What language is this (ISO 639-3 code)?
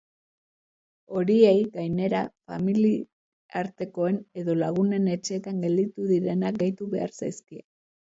eus